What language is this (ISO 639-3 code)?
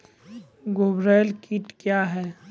mai